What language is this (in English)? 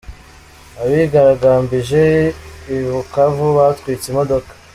Kinyarwanda